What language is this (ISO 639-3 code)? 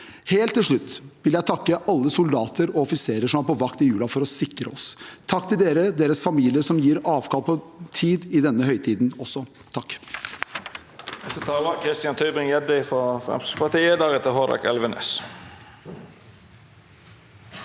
nor